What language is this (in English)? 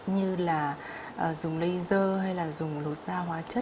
Vietnamese